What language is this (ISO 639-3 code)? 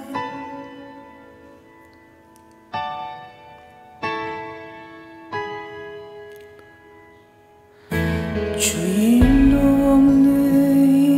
kor